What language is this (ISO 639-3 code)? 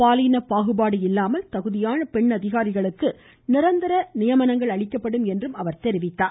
tam